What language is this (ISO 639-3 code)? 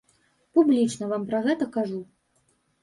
bel